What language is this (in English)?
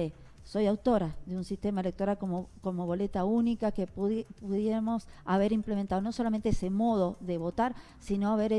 Spanish